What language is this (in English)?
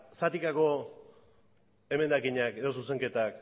Basque